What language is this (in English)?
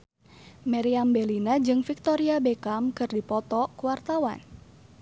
Sundanese